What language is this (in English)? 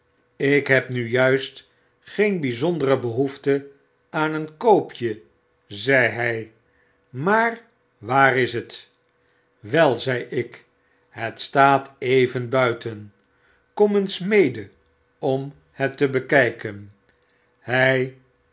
Dutch